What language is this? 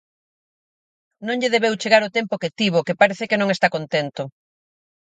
Galician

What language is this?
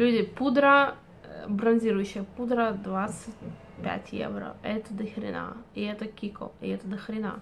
Russian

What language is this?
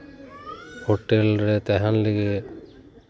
Santali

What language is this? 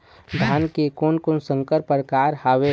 Chhattisgarhi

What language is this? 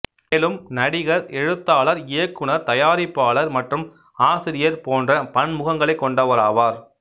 Tamil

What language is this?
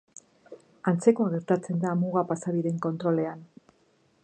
Basque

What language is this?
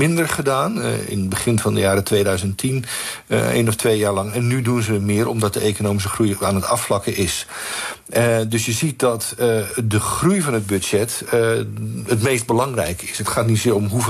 Dutch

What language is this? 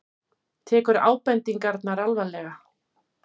Icelandic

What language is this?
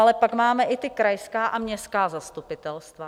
Czech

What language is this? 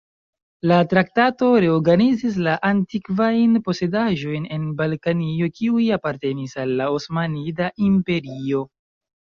Esperanto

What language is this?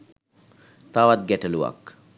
Sinhala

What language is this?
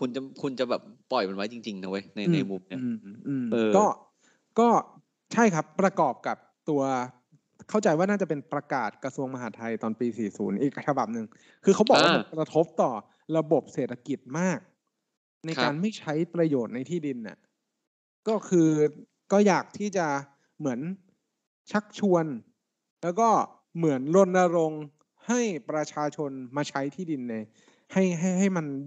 Thai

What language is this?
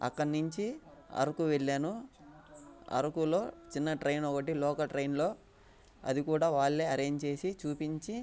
Telugu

